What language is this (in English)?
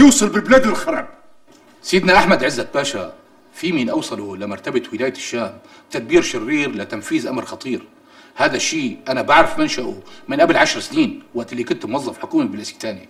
Arabic